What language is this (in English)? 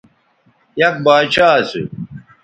Bateri